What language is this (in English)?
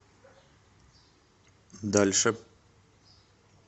Russian